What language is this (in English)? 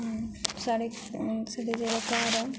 Dogri